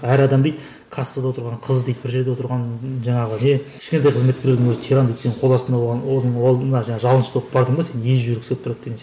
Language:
Kazakh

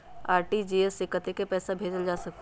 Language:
Magahi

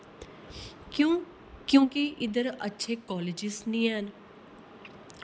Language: Dogri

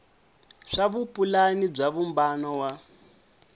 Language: Tsonga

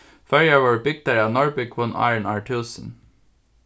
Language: Faroese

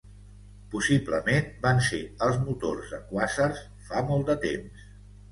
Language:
Catalan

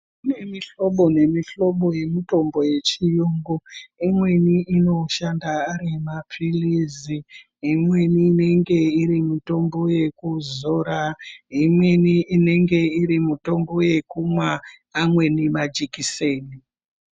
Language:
Ndau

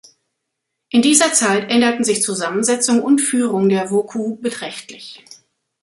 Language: German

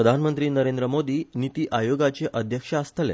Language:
Konkani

